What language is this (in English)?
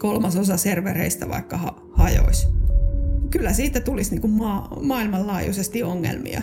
Finnish